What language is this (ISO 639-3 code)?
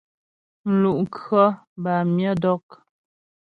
bbj